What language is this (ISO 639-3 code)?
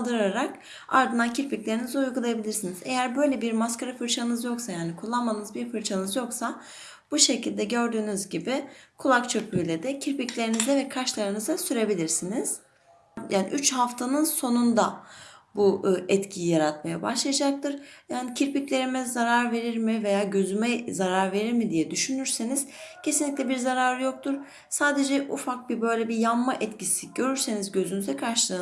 tur